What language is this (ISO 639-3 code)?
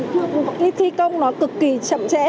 vie